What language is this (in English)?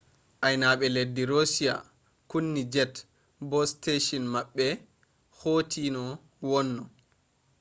Fula